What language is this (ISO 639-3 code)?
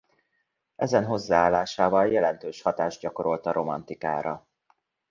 hun